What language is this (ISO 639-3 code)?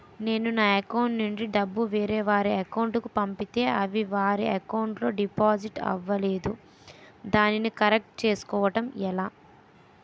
tel